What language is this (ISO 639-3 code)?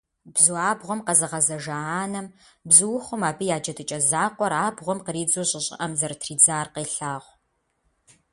kbd